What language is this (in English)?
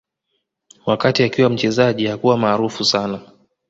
Swahili